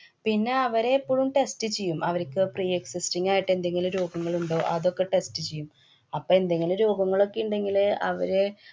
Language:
Malayalam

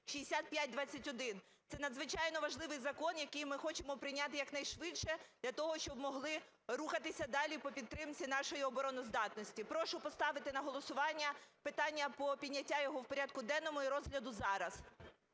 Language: Ukrainian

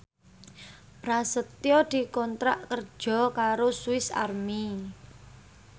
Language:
Javanese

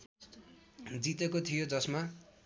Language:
Nepali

